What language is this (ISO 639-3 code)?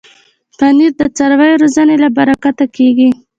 pus